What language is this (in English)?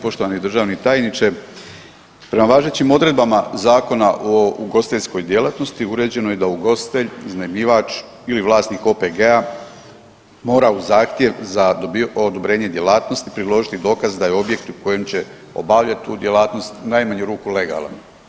Croatian